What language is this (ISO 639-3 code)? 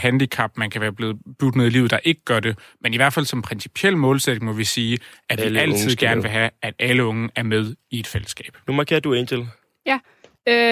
dan